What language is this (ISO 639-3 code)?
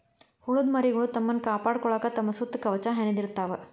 kan